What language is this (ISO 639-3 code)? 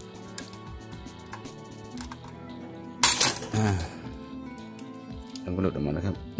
tha